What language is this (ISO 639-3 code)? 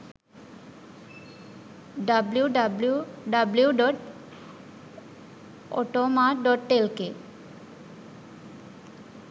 sin